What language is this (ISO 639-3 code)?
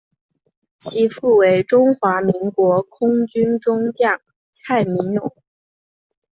zho